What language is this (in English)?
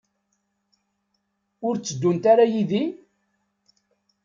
Kabyle